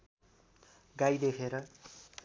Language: Nepali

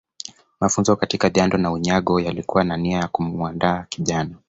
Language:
Swahili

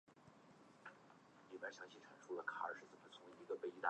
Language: Chinese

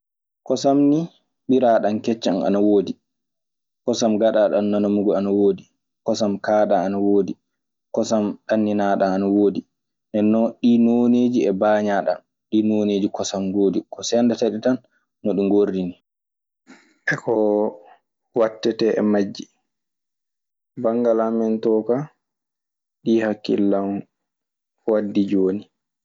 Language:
Maasina Fulfulde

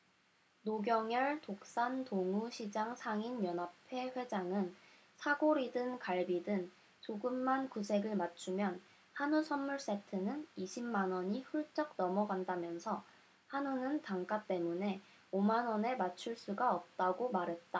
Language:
Korean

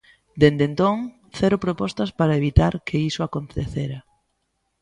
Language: Galician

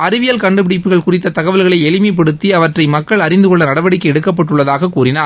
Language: Tamil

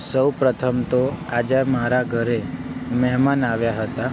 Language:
Gujarati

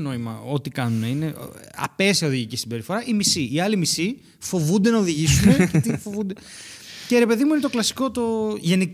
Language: Greek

